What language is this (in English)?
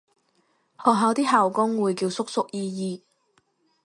Cantonese